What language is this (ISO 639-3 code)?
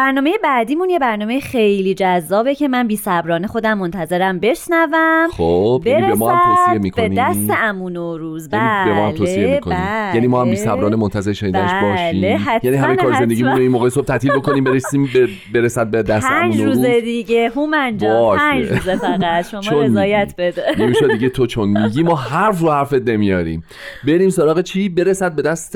fas